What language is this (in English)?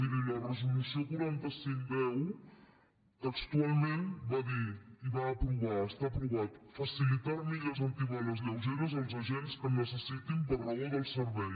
Catalan